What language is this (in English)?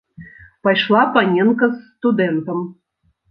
Belarusian